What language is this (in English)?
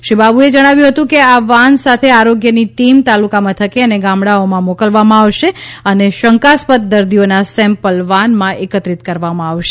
Gujarati